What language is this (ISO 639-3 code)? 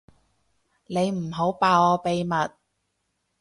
yue